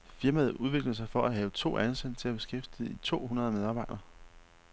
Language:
Danish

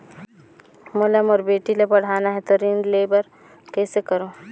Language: Chhattisgarhi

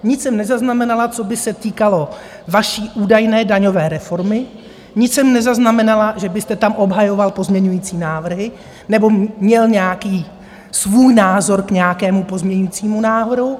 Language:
Czech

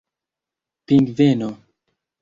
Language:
Esperanto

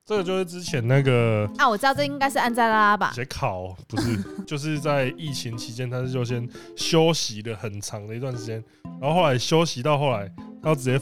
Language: Chinese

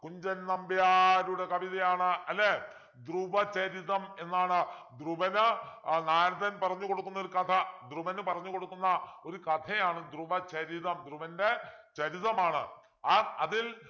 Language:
Malayalam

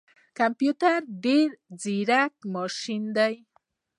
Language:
Pashto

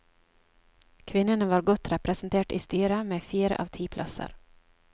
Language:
Norwegian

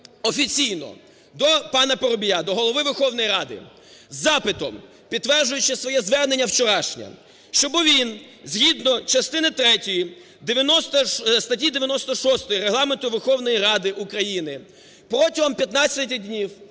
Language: Ukrainian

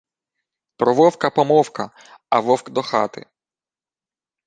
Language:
Ukrainian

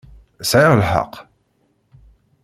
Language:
Kabyle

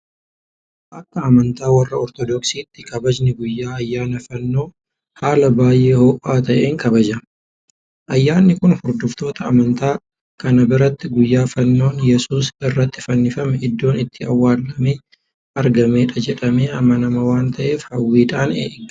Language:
Oromo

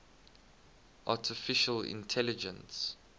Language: English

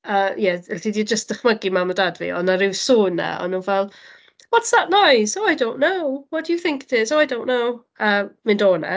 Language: Welsh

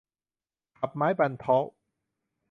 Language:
Thai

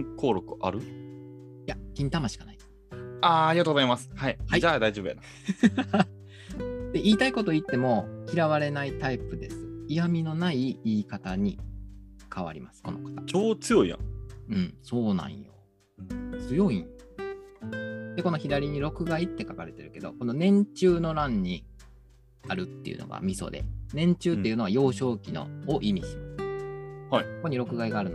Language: Japanese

